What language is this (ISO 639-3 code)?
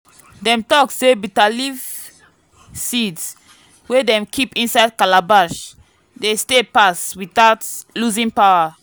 pcm